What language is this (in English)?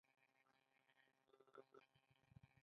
Pashto